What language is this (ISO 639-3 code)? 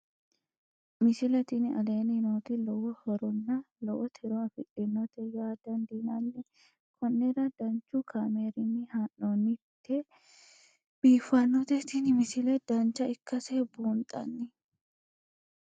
sid